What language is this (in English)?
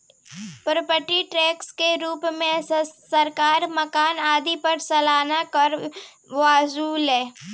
Bhojpuri